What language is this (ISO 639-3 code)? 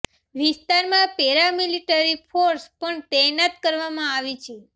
guj